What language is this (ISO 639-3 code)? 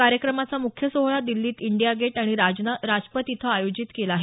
mar